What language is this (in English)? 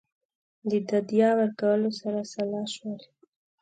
Pashto